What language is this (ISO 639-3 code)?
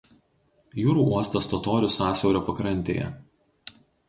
lit